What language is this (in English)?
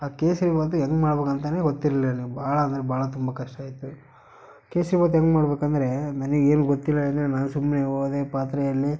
Kannada